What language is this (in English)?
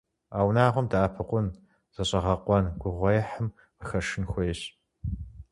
Kabardian